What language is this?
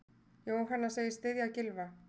Icelandic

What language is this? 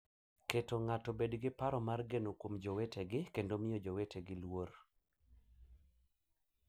Luo (Kenya and Tanzania)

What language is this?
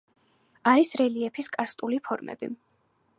Georgian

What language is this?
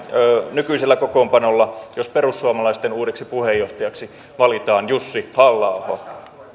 Finnish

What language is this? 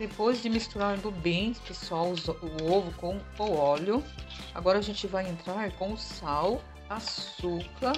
Portuguese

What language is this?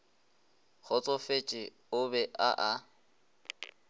Northern Sotho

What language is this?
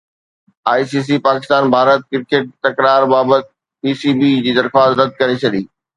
Sindhi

